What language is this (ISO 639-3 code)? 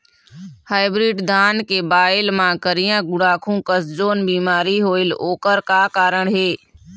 hne